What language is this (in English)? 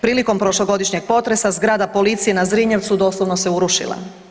Croatian